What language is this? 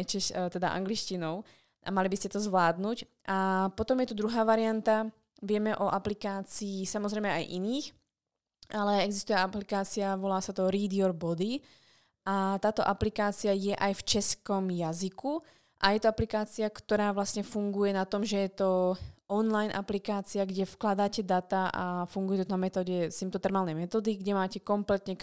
Slovak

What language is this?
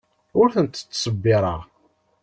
Kabyle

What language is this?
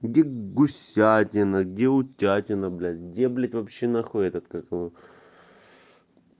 Russian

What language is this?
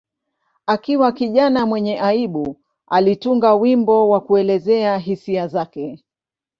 Swahili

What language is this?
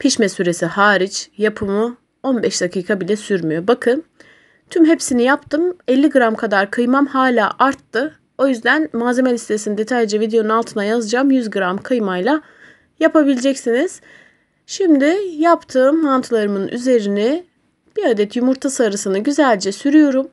Turkish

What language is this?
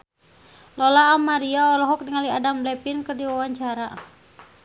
Sundanese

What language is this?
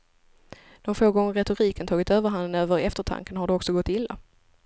Swedish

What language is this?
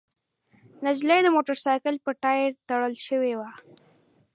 Pashto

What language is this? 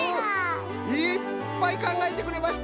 Japanese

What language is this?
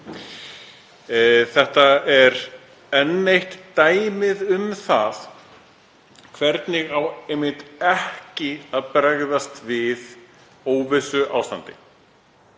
Icelandic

